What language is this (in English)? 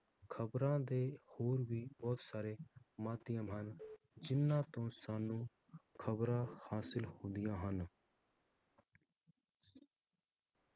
Punjabi